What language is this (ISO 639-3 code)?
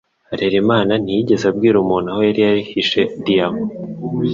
kin